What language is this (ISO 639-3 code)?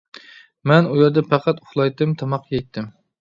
uig